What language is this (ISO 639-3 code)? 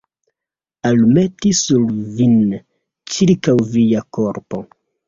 epo